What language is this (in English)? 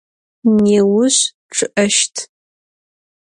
Adyghe